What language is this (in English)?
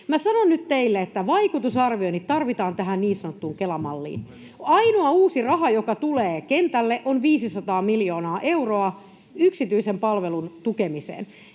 Finnish